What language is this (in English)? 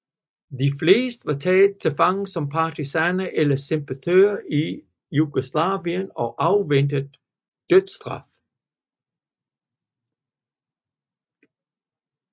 Danish